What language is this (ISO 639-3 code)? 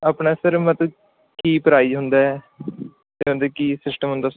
pan